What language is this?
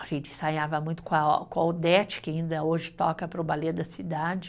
Portuguese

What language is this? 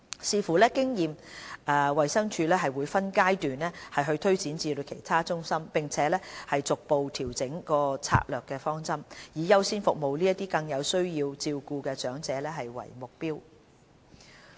Cantonese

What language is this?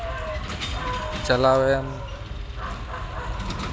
Santali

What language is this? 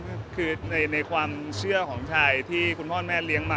Thai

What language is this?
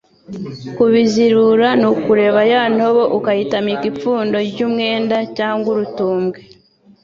Kinyarwanda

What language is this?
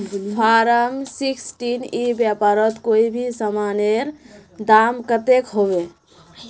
Magahi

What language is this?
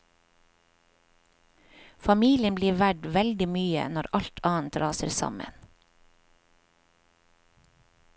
Norwegian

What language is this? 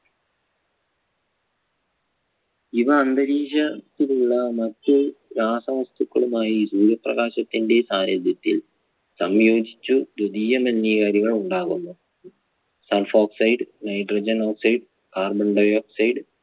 Malayalam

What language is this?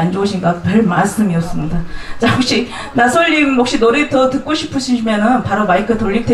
Korean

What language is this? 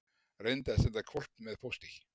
Icelandic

